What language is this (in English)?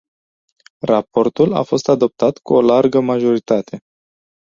Romanian